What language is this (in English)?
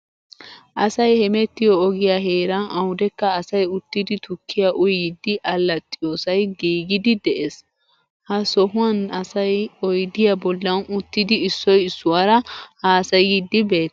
Wolaytta